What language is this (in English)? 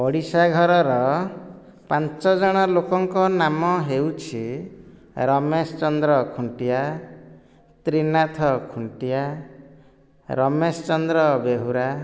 Odia